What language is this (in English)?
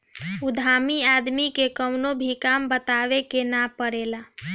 Bhojpuri